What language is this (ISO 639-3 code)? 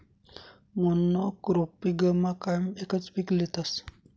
mar